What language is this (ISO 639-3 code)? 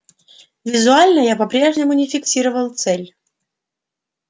rus